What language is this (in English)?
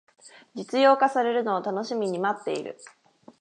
Japanese